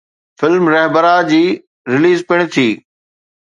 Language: Sindhi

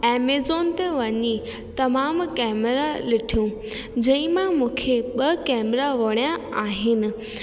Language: Sindhi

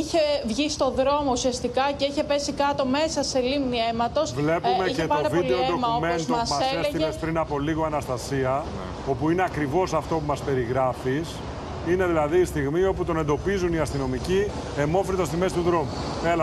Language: Greek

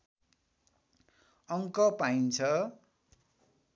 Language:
Nepali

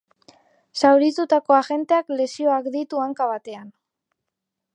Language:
Basque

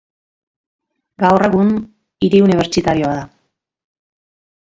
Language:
Basque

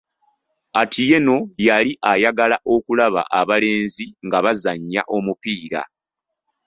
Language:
Ganda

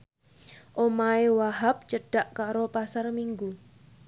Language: Javanese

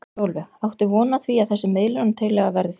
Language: Icelandic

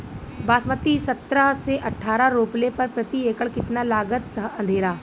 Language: Bhojpuri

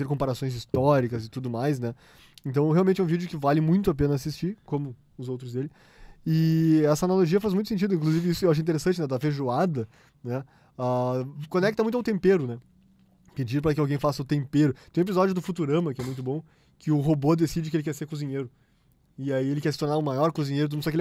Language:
Portuguese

